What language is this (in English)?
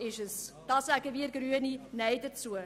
Swiss German